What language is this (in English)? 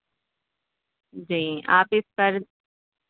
Urdu